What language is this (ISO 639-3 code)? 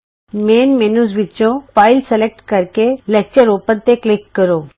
pan